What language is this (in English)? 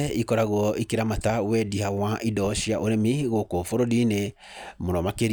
Kikuyu